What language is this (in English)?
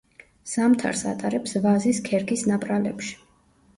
Georgian